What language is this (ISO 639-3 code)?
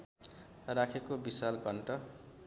nep